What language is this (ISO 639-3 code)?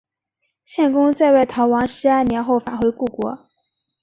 zho